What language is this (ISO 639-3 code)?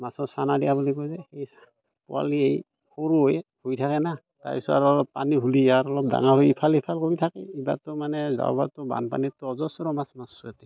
asm